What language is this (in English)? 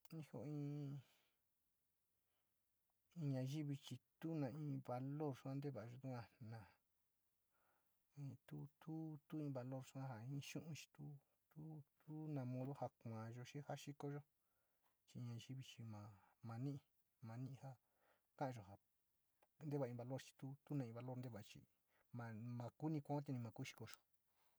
Sinicahua Mixtec